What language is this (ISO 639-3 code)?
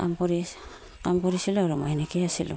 asm